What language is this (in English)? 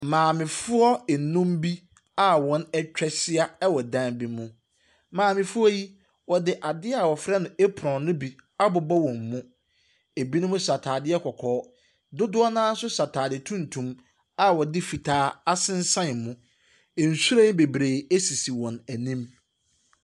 Akan